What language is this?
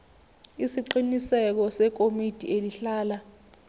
Zulu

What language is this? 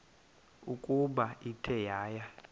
Xhosa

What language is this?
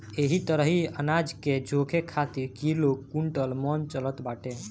Bhojpuri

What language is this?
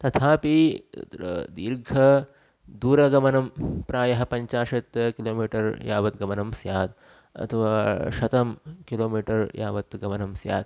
Sanskrit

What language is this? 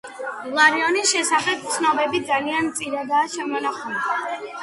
Georgian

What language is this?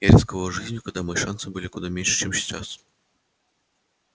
Russian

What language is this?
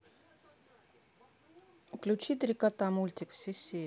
Russian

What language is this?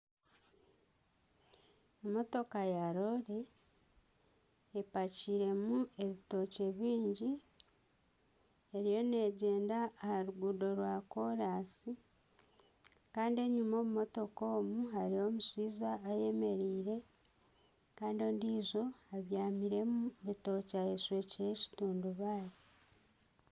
Nyankole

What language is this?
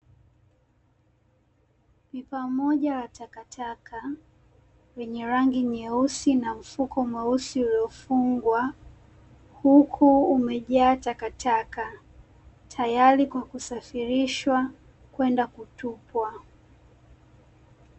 Swahili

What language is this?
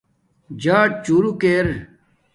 Domaaki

